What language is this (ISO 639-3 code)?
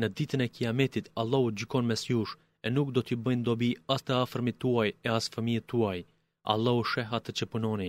ell